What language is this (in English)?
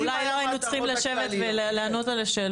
Hebrew